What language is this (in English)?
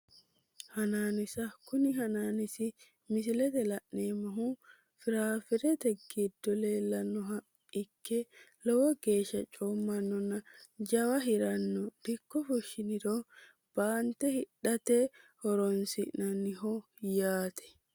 Sidamo